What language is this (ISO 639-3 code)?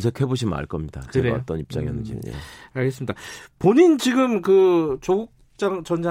kor